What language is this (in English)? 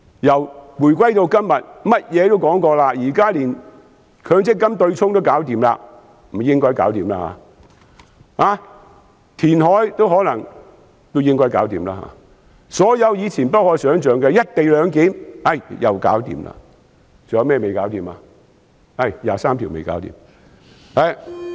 Cantonese